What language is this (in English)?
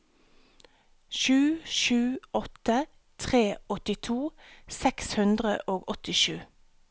Norwegian